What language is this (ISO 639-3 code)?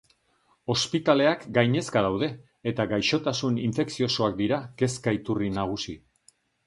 eus